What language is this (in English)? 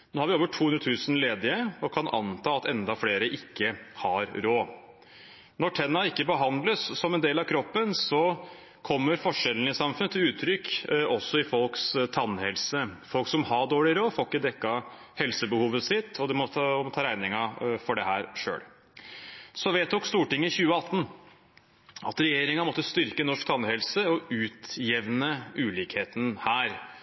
Norwegian Bokmål